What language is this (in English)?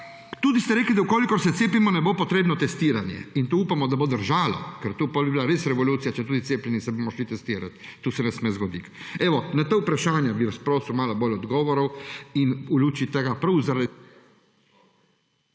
Slovenian